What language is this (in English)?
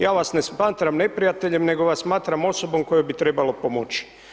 Croatian